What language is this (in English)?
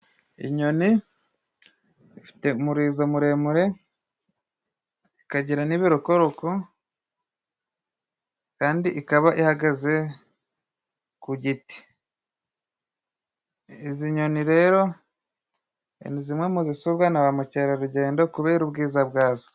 Kinyarwanda